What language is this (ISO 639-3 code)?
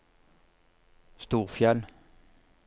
nor